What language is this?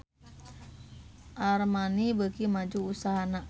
Sundanese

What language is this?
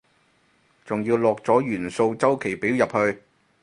Cantonese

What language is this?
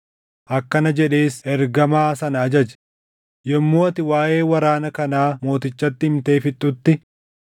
Oromo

